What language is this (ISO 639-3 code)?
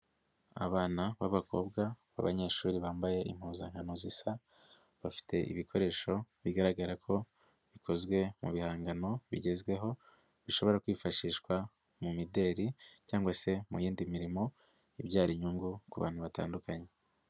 kin